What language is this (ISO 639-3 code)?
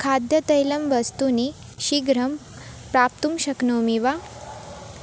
san